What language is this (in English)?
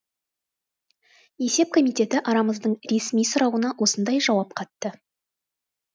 Kazakh